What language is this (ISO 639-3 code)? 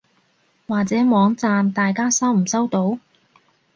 yue